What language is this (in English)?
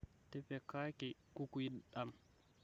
Masai